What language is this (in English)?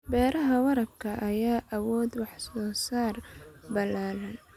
Somali